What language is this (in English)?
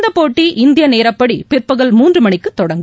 Tamil